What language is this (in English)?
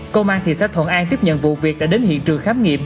Vietnamese